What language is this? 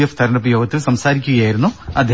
Malayalam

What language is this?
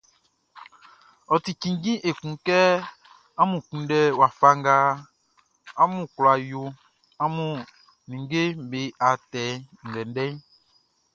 Baoulé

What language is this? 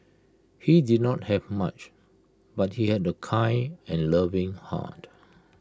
English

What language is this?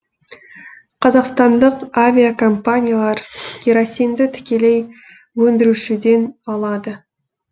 Kazakh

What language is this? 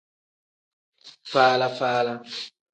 Tem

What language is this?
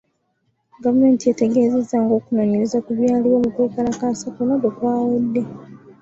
Ganda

